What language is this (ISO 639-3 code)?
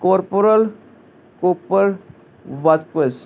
pan